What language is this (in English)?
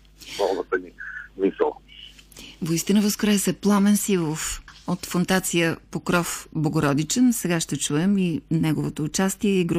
Bulgarian